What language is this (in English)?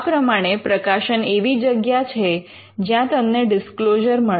Gujarati